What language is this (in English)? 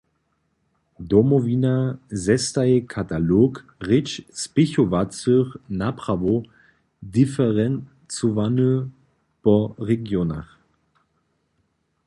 Upper Sorbian